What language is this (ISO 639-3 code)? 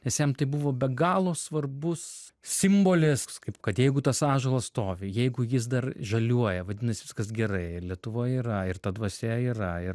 lit